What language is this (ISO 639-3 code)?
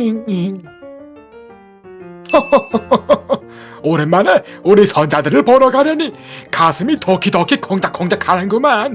kor